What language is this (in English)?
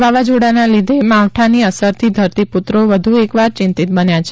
Gujarati